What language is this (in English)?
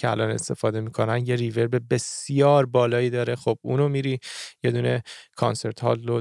Persian